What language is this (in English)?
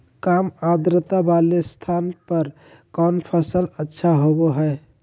Magahi